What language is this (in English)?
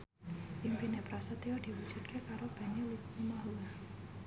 Javanese